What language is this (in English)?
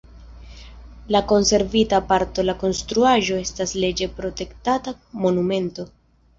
Esperanto